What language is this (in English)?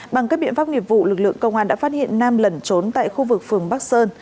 Vietnamese